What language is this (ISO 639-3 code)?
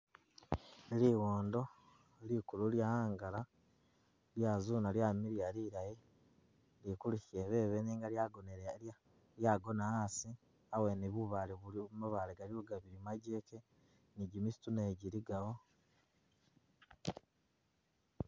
myx